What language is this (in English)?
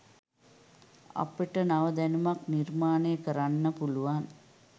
Sinhala